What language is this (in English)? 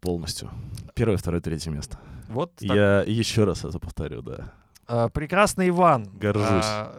Russian